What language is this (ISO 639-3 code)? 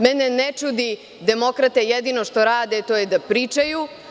srp